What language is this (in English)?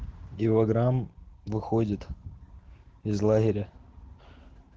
Russian